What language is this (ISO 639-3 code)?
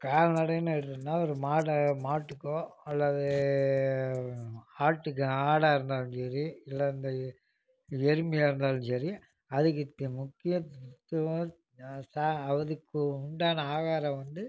tam